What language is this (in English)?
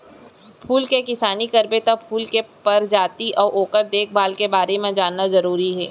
Chhattisgarhi